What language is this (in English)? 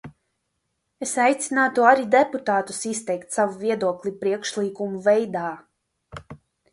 Latvian